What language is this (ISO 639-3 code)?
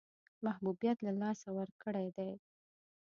pus